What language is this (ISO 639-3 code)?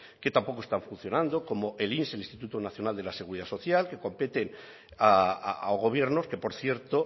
spa